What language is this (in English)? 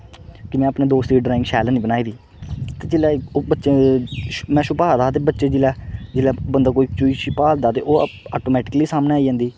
Dogri